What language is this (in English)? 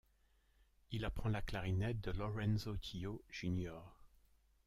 French